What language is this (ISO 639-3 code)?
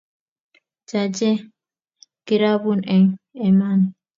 kln